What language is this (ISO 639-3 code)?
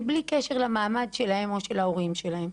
heb